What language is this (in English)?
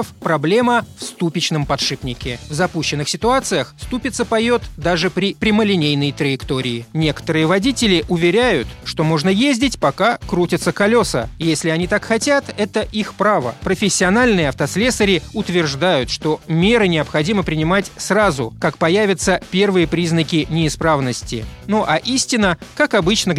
Russian